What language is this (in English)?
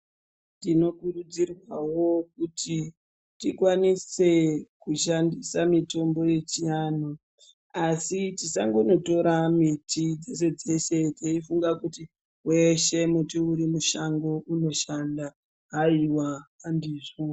Ndau